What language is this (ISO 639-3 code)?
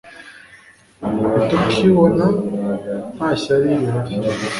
kin